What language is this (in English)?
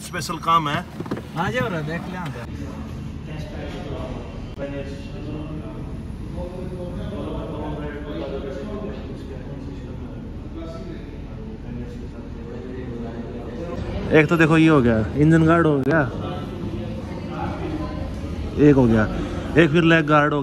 Hindi